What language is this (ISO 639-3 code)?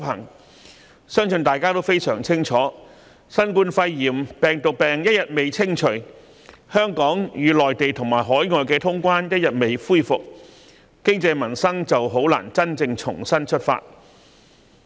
yue